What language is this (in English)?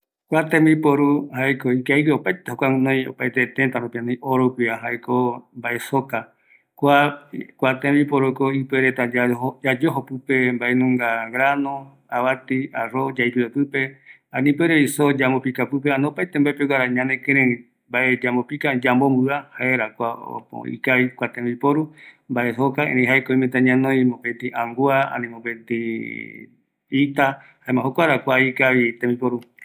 Eastern Bolivian Guaraní